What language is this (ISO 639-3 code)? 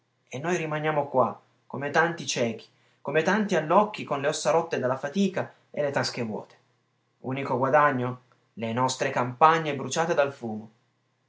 ita